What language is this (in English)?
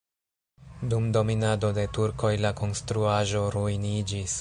Esperanto